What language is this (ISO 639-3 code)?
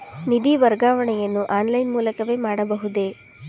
kan